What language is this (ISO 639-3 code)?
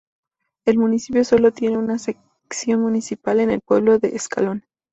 spa